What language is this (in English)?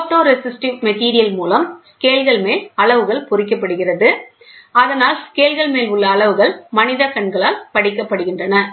Tamil